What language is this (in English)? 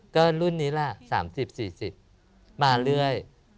Thai